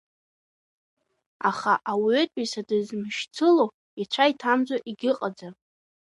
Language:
Abkhazian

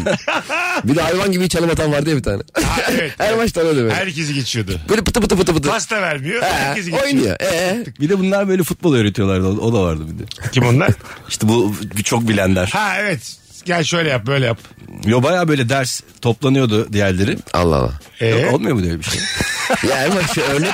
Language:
Turkish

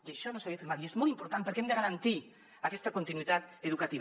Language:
Catalan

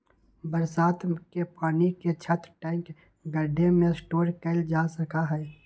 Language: Magahi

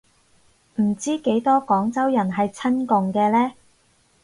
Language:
Cantonese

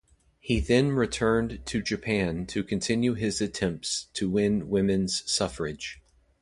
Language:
English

